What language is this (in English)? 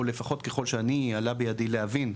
Hebrew